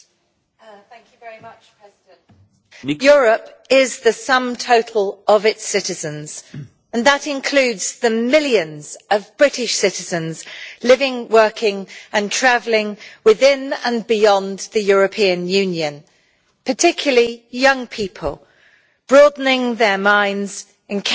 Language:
English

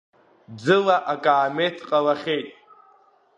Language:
Abkhazian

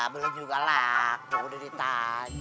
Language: Indonesian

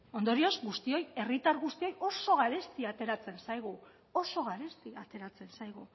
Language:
Basque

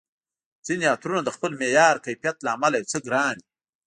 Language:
Pashto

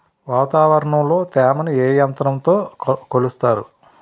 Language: Telugu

